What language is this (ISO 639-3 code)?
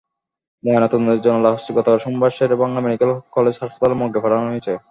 ben